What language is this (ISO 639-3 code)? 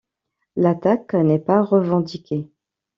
fra